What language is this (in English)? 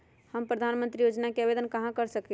Magahi